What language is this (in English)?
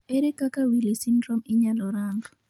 Luo (Kenya and Tanzania)